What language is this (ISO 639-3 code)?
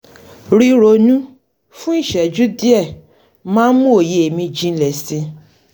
yor